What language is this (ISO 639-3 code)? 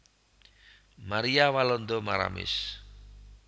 jav